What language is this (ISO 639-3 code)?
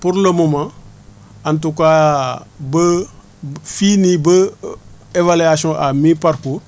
wol